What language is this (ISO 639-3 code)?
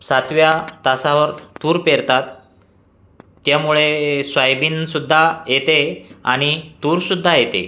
mar